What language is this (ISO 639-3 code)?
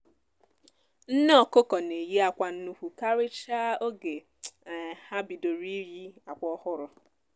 ibo